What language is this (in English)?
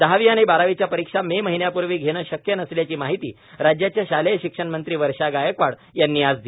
Marathi